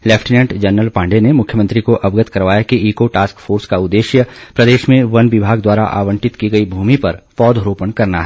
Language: Hindi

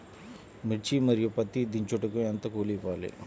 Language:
Telugu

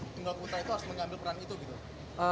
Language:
Indonesian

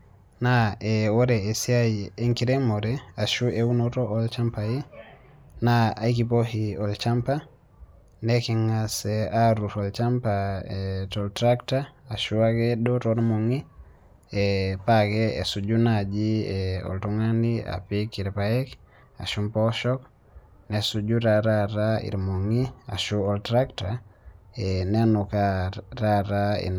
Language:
Masai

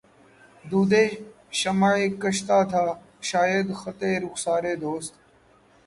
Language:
Urdu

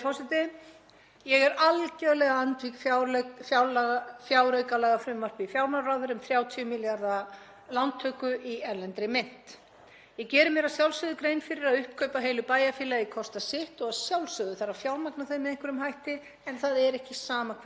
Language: Icelandic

